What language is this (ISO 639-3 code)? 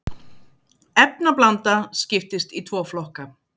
isl